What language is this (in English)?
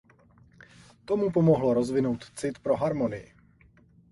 Czech